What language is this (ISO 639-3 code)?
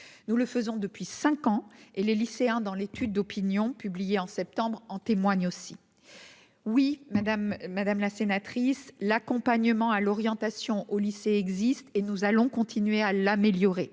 fra